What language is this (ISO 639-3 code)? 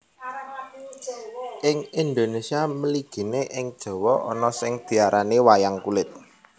jav